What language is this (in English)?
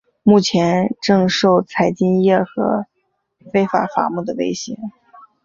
Chinese